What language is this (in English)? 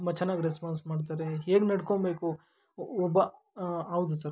Kannada